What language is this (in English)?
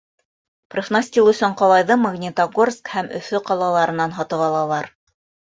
Bashkir